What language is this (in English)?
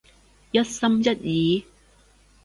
Cantonese